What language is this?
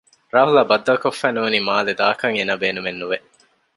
Divehi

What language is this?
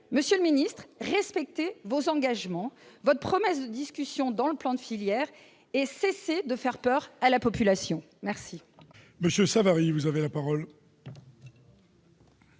French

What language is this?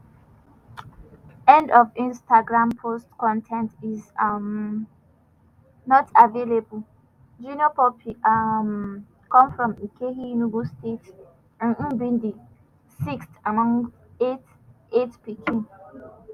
Nigerian Pidgin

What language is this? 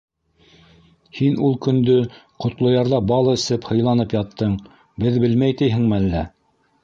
Bashkir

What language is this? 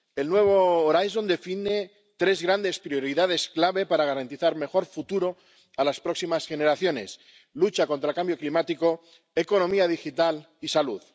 Spanish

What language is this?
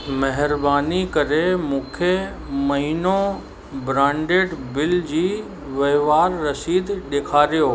Sindhi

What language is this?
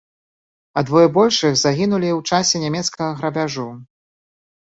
Belarusian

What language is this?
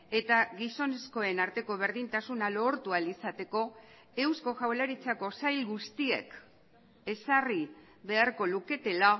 Basque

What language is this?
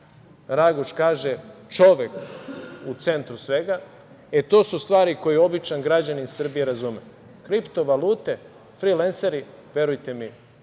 Serbian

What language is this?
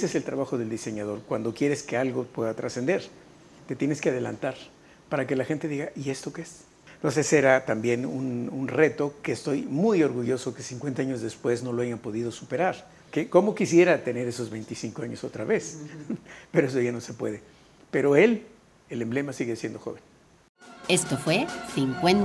Spanish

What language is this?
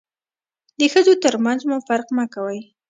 Pashto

